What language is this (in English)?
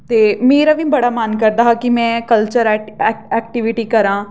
Dogri